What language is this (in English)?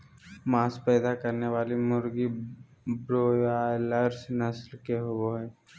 Magahi